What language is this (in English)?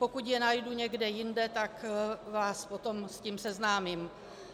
Czech